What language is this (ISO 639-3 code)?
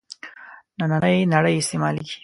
pus